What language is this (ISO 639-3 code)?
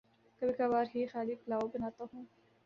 urd